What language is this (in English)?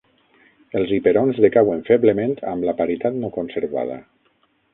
Catalan